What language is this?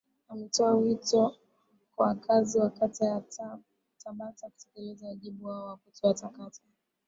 Swahili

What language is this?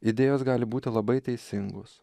Lithuanian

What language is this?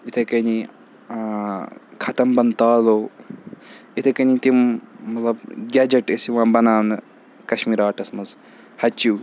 Kashmiri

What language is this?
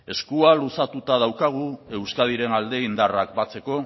Basque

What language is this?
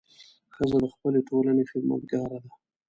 Pashto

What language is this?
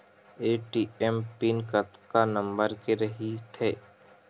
Chhattisgarhi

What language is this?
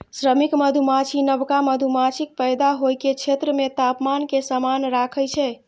Maithili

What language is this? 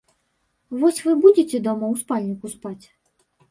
Belarusian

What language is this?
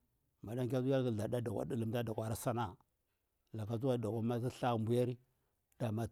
Bura-Pabir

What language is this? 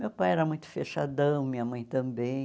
Portuguese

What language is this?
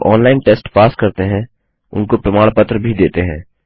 Hindi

